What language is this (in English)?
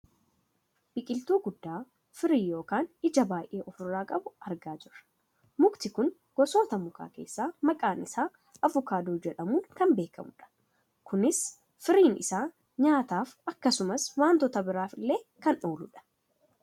Oromo